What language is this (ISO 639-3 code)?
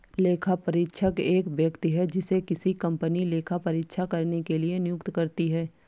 hin